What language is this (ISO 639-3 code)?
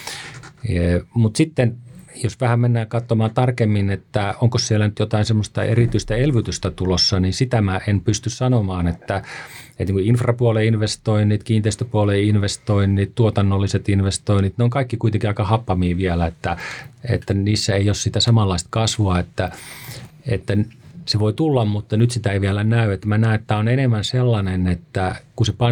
fin